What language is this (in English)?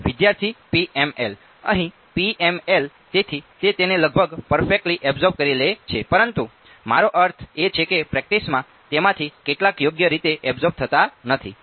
Gujarati